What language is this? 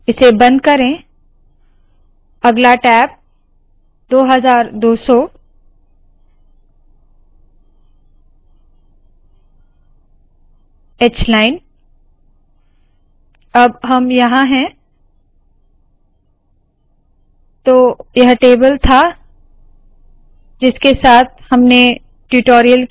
Hindi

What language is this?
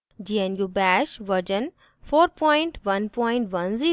Hindi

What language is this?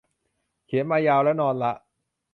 Thai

